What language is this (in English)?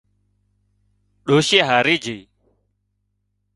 Wadiyara Koli